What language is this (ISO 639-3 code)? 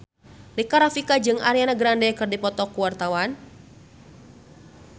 sun